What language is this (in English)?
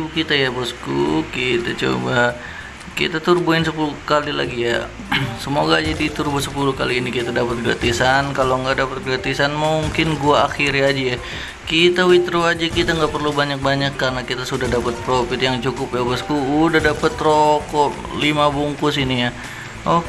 Indonesian